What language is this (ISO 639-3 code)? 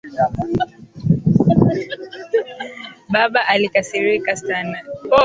swa